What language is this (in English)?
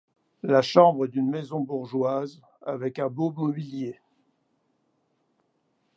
French